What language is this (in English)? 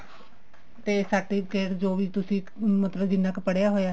Punjabi